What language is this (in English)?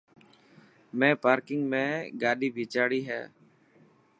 Dhatki